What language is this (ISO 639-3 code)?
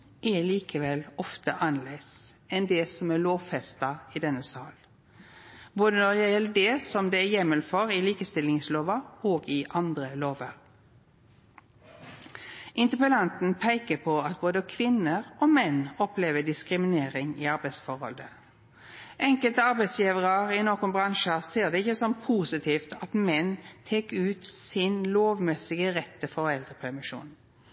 nno